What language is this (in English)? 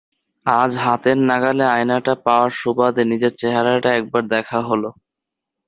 Bangla